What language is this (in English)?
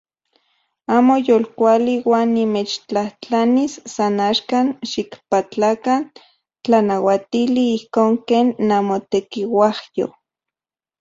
Central Puebla Nahuatl